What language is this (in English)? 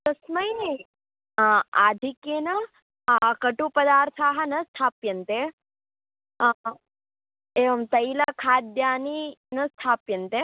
Sanskrit